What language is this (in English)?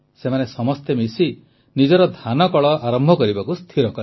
Odia